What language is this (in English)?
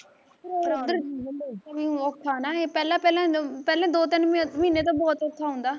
Punjabi